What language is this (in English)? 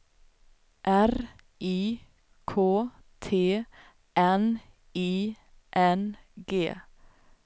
Swedish